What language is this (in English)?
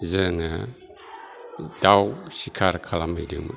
Bodo